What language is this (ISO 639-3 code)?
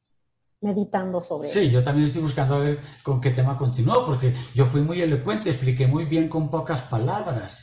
spa